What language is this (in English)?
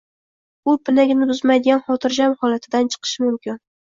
Uzbek